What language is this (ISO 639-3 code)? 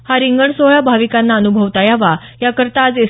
mar